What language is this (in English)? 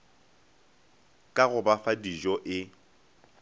Northern Sotho